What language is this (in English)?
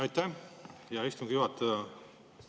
Estonian